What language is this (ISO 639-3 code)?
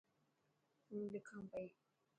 mki